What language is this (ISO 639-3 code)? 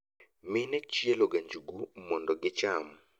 luo